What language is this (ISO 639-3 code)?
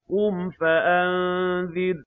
ara